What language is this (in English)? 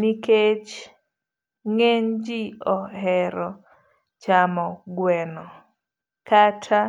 Luo (Kenya and Tanzania)